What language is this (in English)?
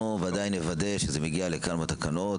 Hebrew